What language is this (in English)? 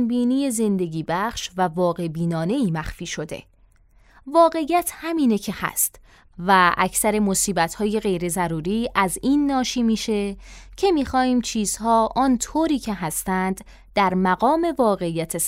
Persian